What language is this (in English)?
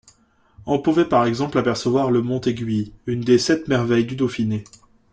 French